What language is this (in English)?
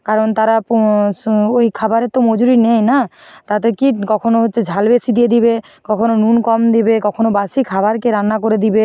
Bangla